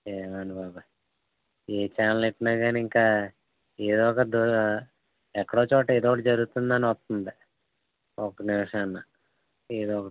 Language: Telugu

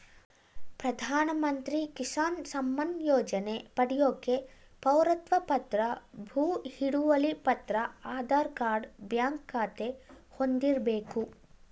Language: Kannada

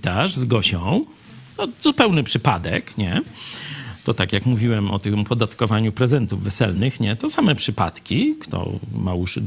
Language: Polish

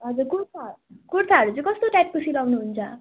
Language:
Nepali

